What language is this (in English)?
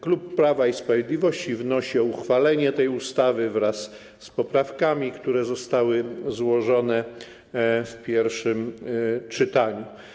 Polish